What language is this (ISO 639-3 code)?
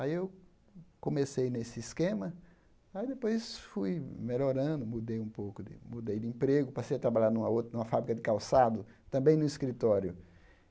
por